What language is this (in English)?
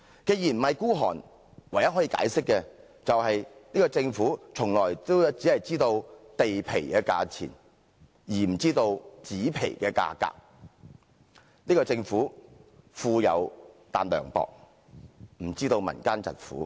Cantonese